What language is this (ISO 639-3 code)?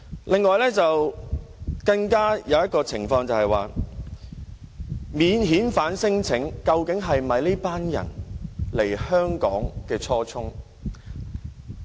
yue